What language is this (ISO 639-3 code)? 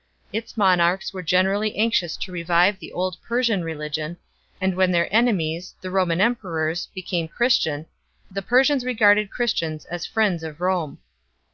eng